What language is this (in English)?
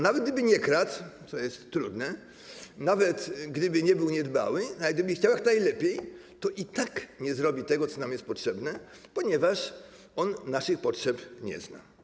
Polish